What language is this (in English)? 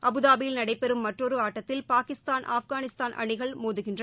Tamil